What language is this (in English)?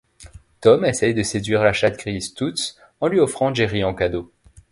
French